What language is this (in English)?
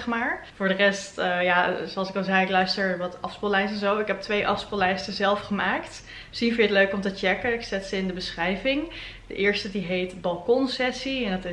Dutch